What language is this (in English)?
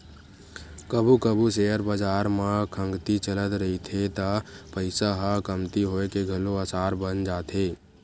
Chhattisgarhi